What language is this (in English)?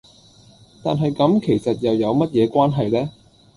Cantonese